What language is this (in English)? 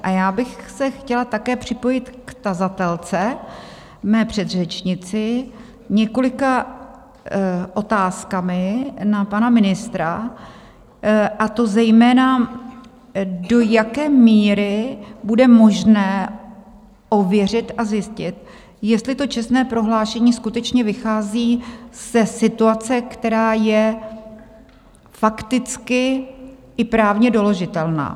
Czech